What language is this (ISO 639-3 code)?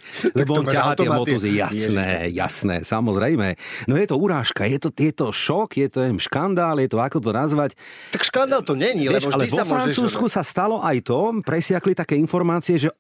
slk